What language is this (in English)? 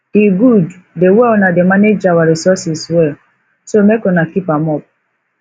Nigerian Pidgin